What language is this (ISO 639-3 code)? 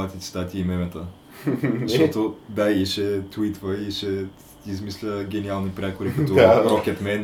bul